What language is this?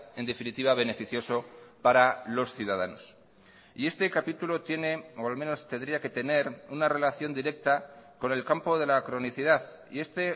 Spanish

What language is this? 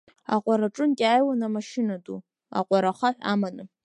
Abkhazian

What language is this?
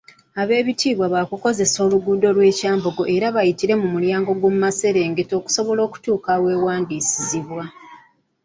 Ganda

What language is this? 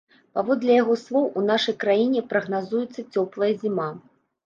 Belarusian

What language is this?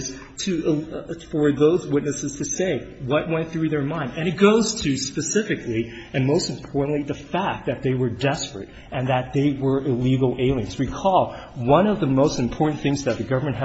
English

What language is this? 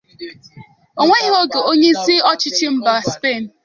Igbo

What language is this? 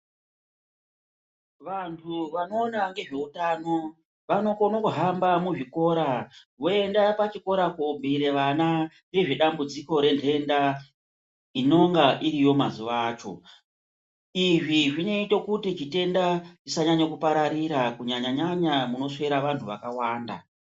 Ndau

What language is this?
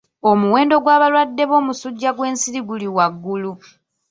Ganda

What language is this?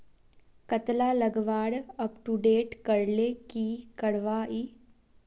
Magahi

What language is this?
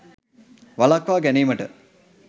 Sinhala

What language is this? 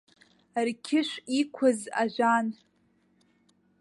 Abkhazian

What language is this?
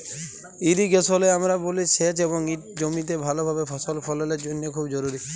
Bangla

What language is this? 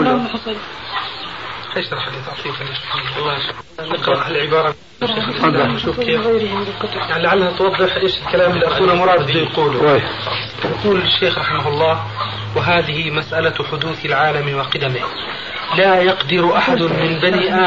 Arabic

